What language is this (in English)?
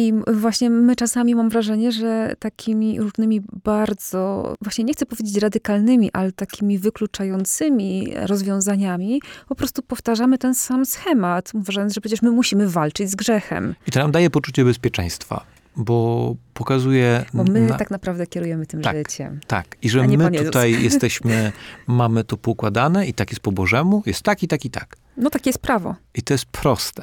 Polish